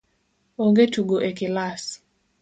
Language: Luo (Kenya and Tanzania)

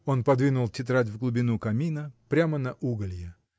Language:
Russian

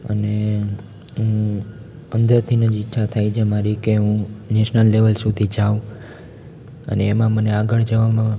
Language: Gujarati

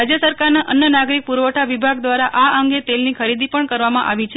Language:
Gujarati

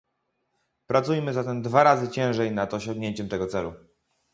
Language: Polish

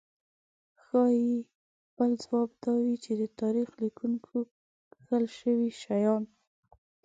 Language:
Pashto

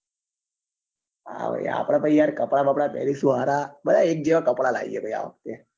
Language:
Gujarati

